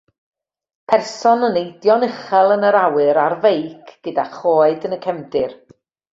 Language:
Welsh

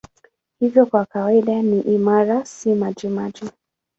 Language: Swahili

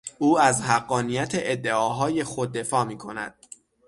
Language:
Persian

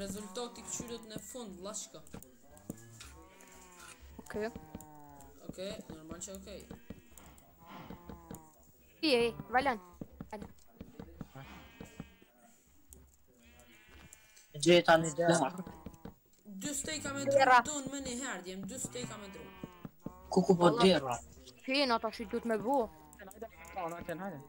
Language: Romanian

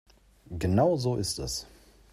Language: German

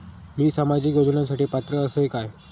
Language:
Marathi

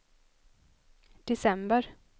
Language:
Swedish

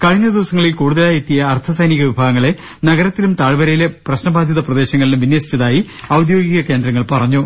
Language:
Malayalam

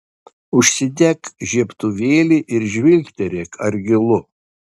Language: Lithuanian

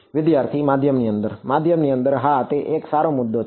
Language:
Gujarati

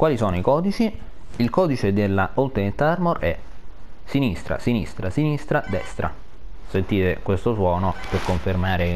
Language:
Italian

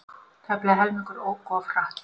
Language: Icelandic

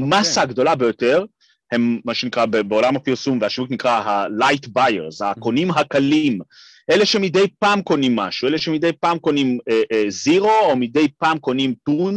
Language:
Hebrew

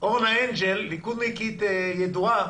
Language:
Hebrew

